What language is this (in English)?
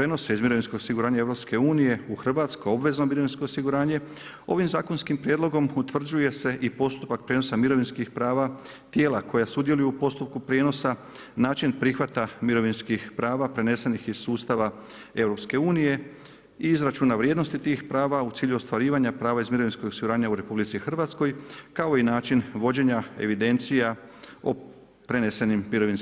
Croatian